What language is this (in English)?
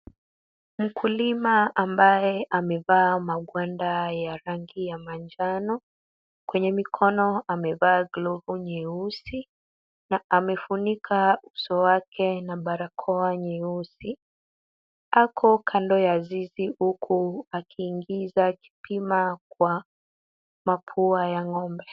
Swahili